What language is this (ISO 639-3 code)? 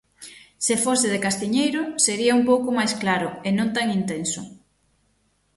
glg